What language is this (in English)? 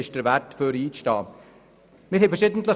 Swiss German